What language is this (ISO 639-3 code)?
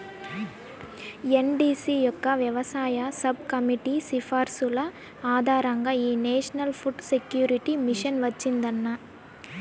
tel